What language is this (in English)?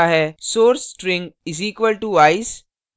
Hindi